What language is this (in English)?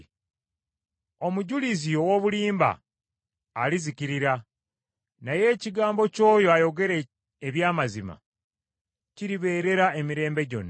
Ganda